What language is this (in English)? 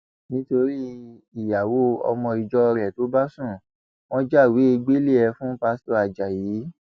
Yoruba